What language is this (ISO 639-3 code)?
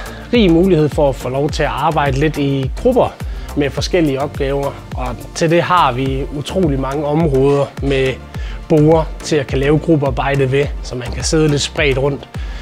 dan